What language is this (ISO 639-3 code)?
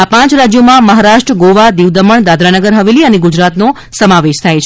guj